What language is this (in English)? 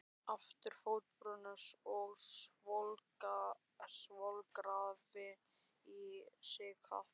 Icelandic